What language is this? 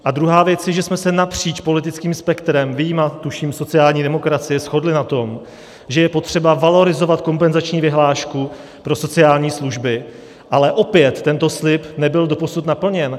Czech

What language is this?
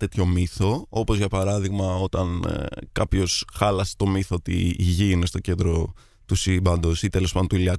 Greek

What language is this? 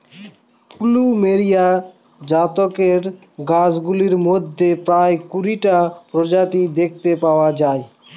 Bangla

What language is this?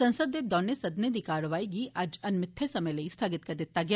Dogri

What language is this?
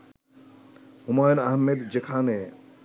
Bangla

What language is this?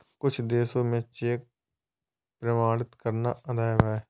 Hindi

